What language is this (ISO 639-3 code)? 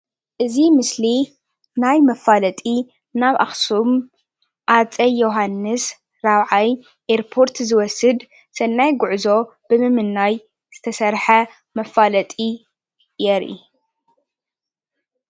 tir